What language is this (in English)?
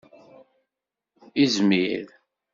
Kabyle